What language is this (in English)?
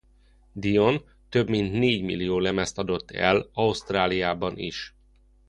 Hungarian